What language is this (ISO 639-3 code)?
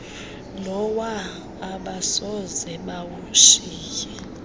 xho